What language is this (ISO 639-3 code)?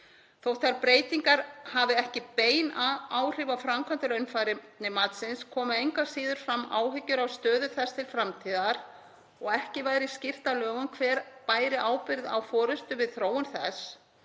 isl